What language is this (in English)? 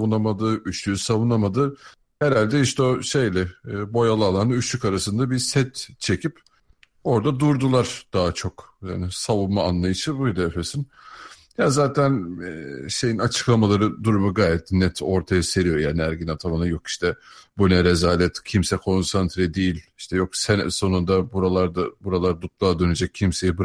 Turkish